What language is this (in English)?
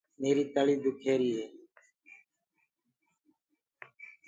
Gurgula